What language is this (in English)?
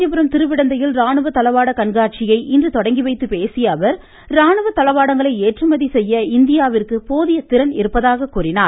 Tamil